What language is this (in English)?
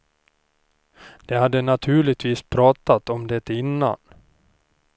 Swedish